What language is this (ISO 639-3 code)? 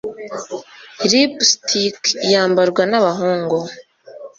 kin